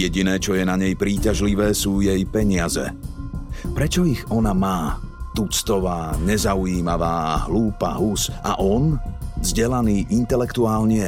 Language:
Slovak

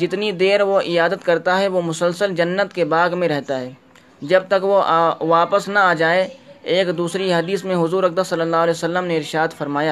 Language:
Urdu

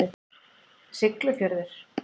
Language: Icelandic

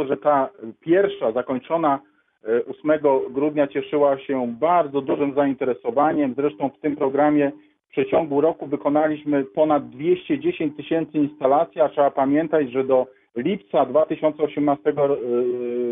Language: Polish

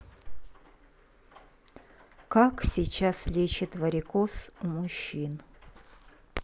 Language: Russian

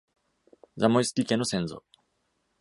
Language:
Japanese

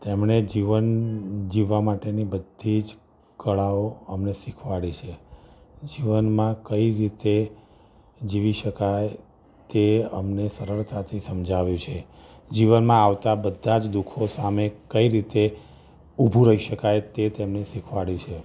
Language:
Gujarati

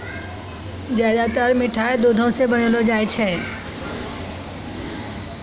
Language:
Maithili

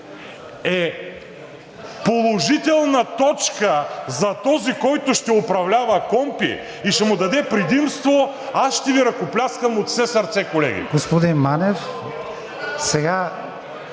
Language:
Bulgarian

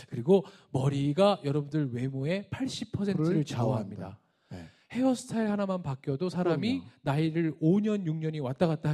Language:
Korean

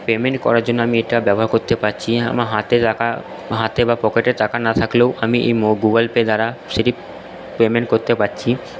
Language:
Bangla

